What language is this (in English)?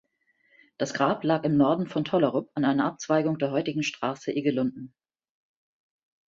German